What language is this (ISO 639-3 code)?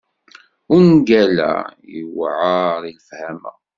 kab